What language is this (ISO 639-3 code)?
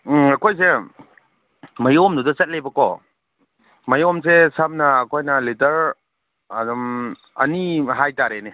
mni